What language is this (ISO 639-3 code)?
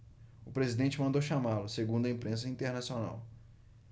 por